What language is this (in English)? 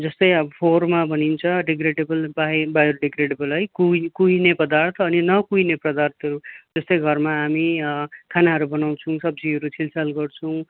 Nepali